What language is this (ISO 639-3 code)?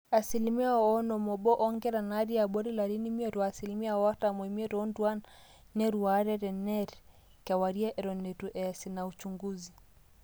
mas